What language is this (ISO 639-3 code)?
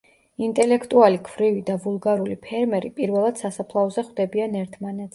kat